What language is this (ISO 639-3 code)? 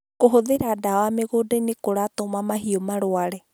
kik